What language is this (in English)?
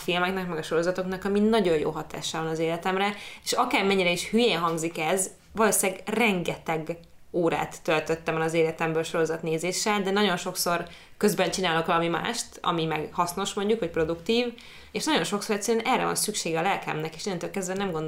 Hungarian